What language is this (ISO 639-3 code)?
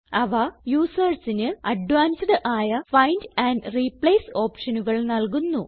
mal